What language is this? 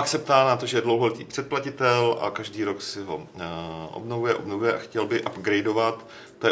Czech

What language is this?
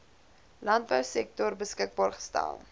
Afrikaans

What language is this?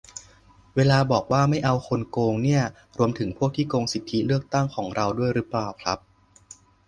Thai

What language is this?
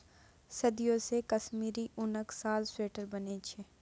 Maithili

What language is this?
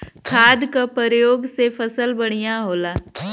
Bhojpuri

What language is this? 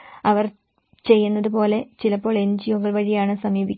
Malayalam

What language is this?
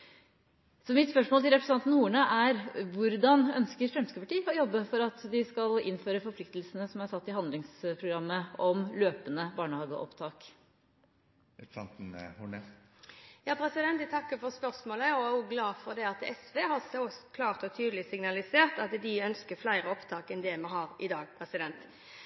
Norwegian Bokmål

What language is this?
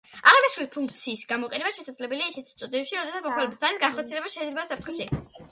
Georgian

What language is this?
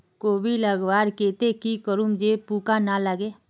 Magahi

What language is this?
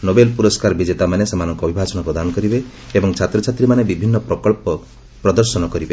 Odia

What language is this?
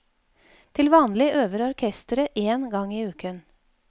Norwegian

